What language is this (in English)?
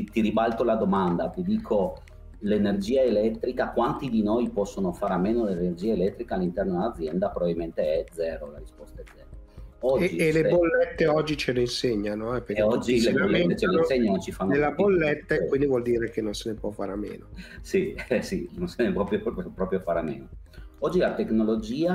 Italian